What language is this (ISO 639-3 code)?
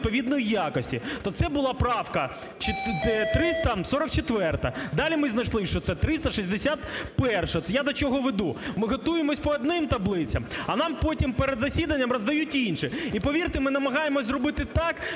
ukr